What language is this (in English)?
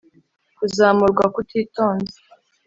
Kinyarwanda